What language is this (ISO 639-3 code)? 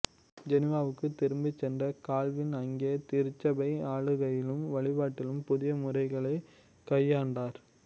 tam